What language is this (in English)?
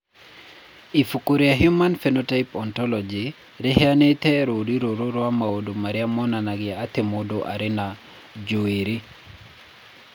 Kikuyu